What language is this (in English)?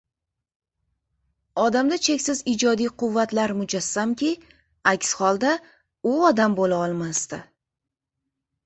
Uzbek